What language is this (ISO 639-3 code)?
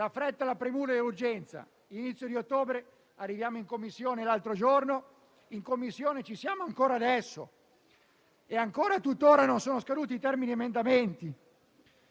ita